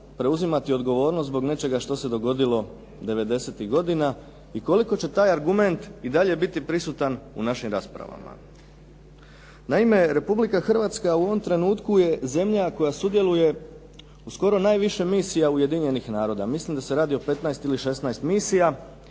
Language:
Croatian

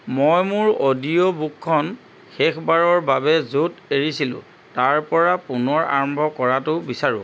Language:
Assamese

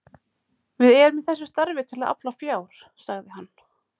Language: Icelandic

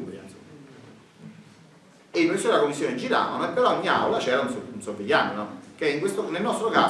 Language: Italian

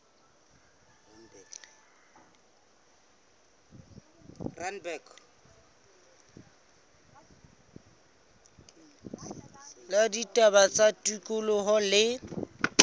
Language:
Southern Sotho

